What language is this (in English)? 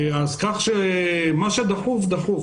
Hebrew